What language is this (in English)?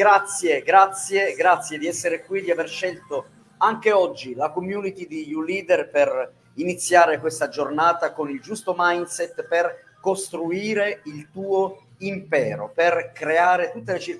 Italian